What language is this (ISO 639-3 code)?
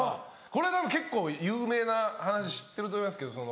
jpn